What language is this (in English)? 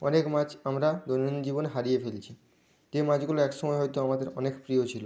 Bangla